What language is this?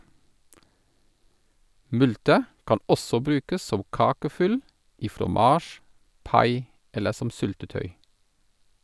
Norwegian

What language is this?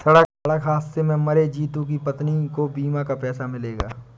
Hindi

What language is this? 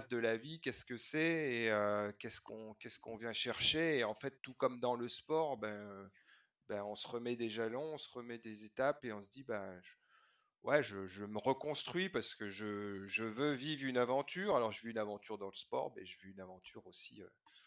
French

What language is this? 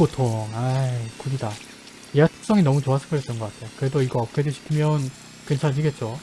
Korean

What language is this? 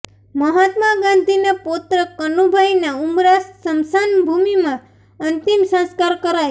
Gujarati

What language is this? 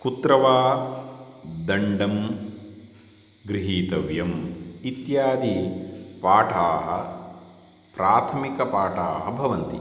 Sanskrit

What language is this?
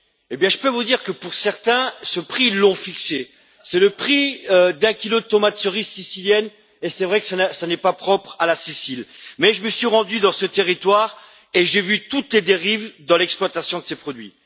French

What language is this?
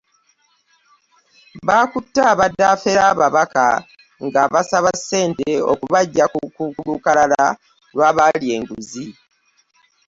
Ganda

